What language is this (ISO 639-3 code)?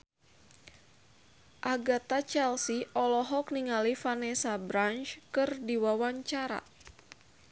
sun